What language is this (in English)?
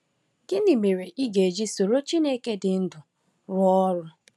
Igbo